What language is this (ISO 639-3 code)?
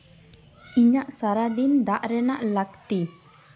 sat